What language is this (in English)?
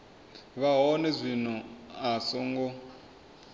Venda